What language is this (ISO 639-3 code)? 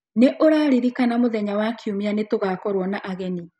kik